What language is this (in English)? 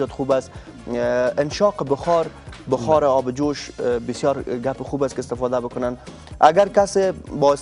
Arabic